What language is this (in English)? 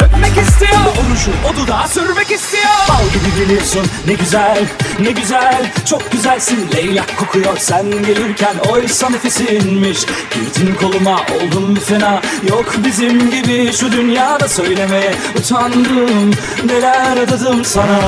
Turkish